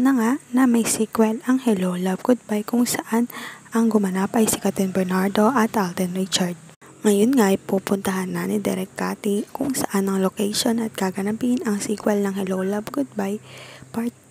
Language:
Filipino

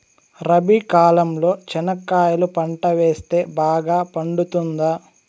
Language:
Telugu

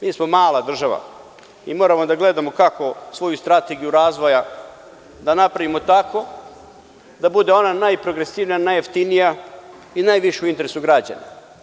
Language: Serbian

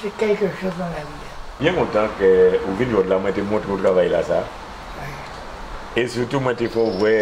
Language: French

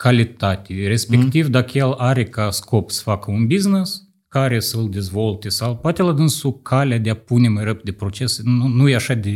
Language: Romanian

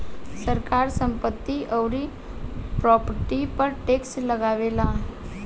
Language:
Bhojpuri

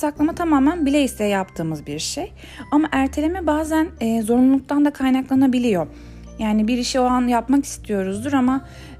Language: Turkish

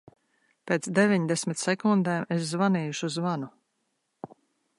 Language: Latvian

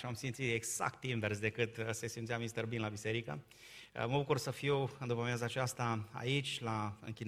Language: Romanian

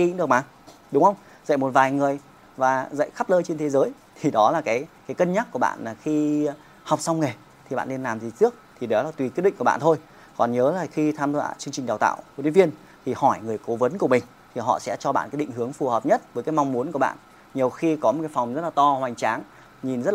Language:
Vietnamese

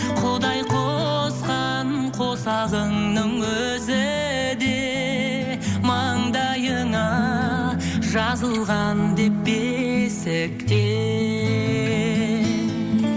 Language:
Kazakh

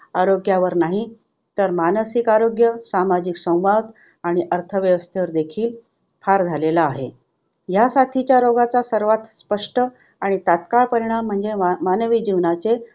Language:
Marathi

